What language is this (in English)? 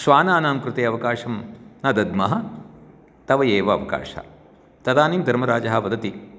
Sanskrit